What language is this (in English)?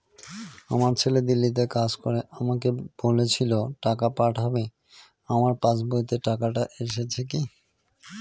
Bangla